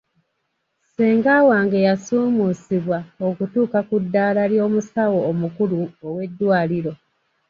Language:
Ganda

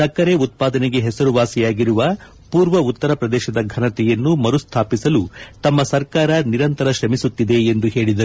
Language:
Kannada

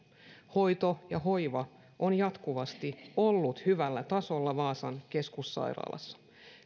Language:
Finnish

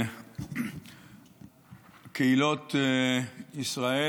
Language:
Hebrew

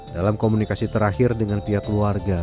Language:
Indonesian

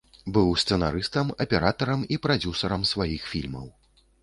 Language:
Belarusian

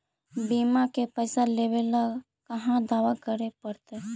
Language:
Magahi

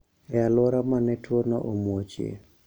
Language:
Luo (Kenya and Tanzania)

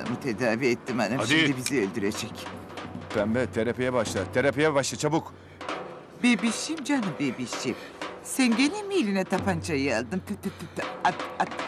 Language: Turkish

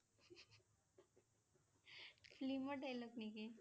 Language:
Assamese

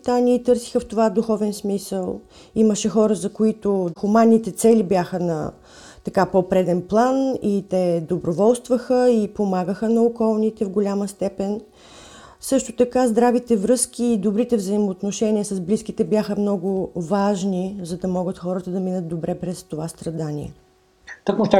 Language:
Bulgarian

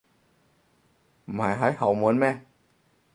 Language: Cantonese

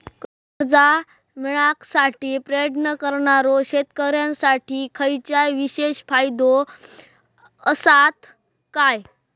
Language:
Marathi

